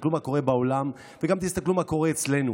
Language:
Hebrew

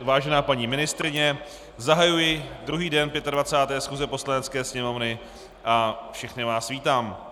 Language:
Czech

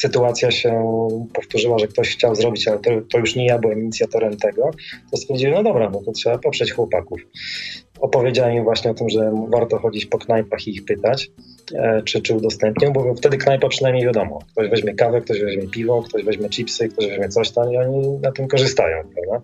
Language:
Polish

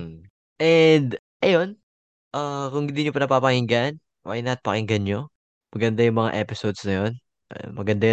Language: Filipino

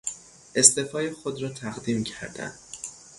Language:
Persian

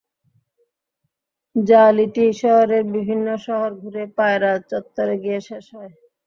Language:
Bangla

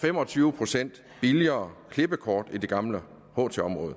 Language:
Danish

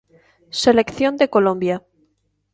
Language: Galician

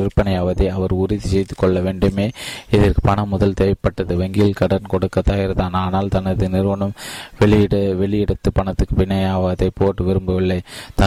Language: Tamil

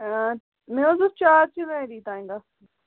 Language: Kashmiri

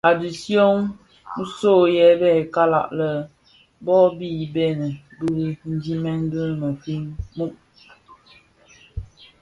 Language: Bafia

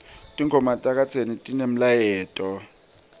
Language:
Swati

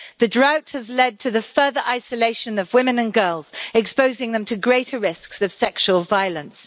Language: English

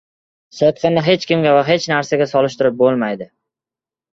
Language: Uzbek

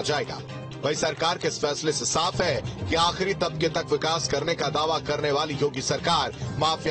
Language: Hindi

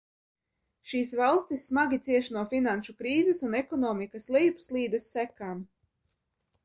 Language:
Latvian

